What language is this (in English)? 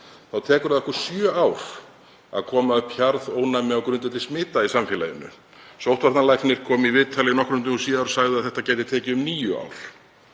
Icelandic